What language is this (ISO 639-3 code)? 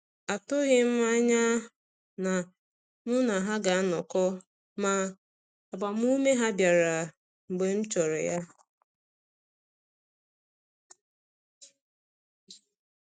ibo